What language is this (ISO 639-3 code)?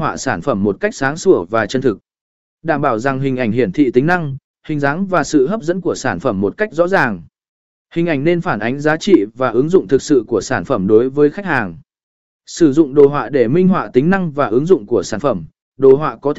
vie